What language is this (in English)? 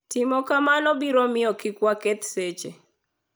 Luo (Kenya and Tanzania)